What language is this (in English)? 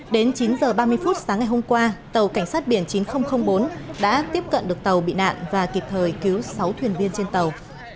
Vietnamese